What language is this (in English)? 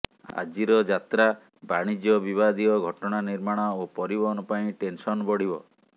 Odia